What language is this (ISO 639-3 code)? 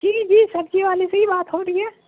urd